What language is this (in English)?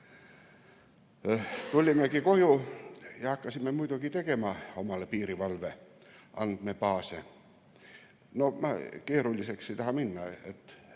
Estonian